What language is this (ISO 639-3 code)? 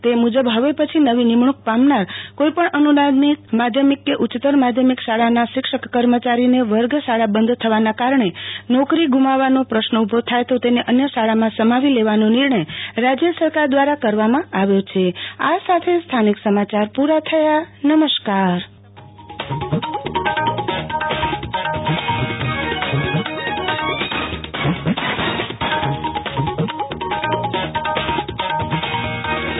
guj